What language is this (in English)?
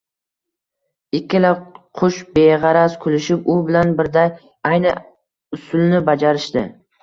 Uzbek